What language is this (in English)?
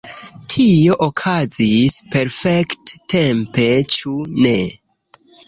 Esperanto